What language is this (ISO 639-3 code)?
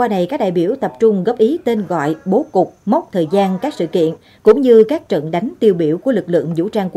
vie